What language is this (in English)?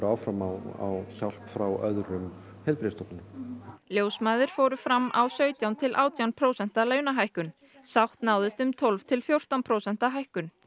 Icelandic